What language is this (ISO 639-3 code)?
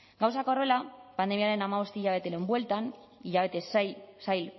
eus